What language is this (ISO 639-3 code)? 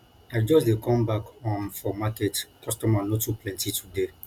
pcm